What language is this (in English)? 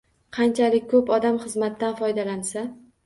Uzbek